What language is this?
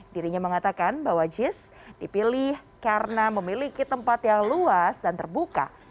Indonesian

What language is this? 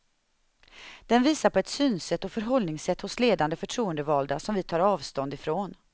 Swedish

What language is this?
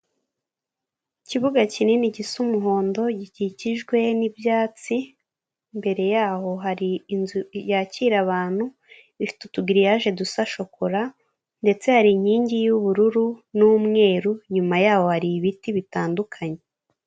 Kinyarwanda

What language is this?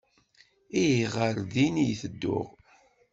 Kabyle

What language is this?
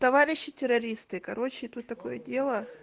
Russian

